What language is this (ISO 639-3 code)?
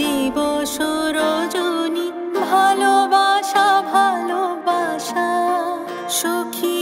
ben